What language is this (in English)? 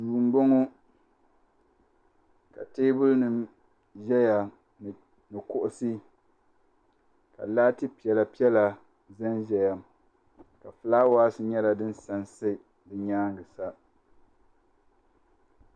Dagbani